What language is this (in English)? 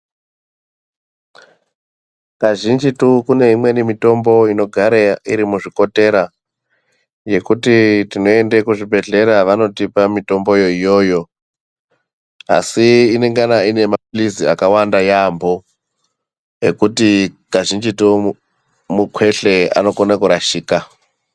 Ndau